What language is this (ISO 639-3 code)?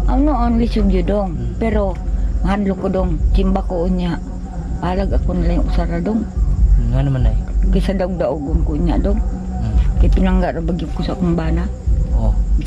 fil